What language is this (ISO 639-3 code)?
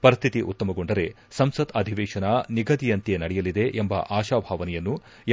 kan